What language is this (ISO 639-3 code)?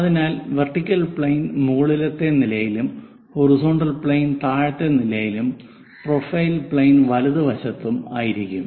mal